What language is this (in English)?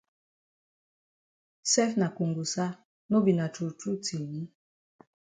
Cameroon Pidgin